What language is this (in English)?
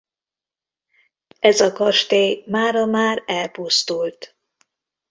Hungarian